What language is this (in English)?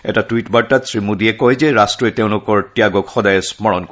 Assamese